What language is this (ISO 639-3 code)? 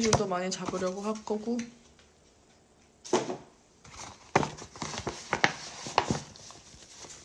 kor